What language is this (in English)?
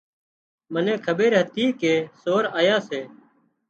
Wadiyara Koli